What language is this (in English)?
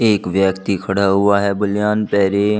Hindi